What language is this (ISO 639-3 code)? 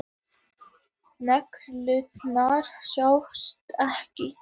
isl